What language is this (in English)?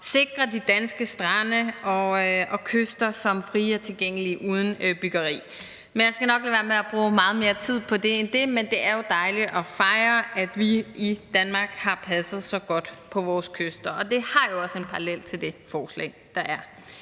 Danish